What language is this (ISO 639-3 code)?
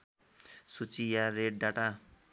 nep